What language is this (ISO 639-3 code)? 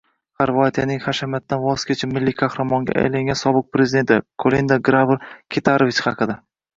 uzb